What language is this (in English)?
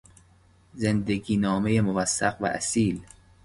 Persian